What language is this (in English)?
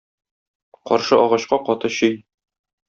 Tatar